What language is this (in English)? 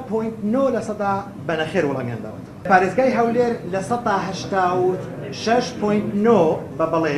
Arabic